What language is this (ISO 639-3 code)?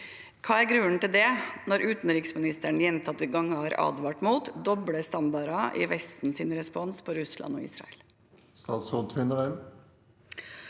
nor